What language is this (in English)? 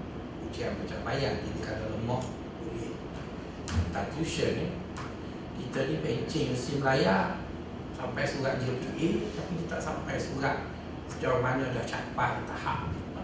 Malay